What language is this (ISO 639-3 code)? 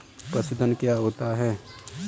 hin